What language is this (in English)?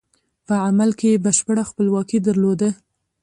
Pashto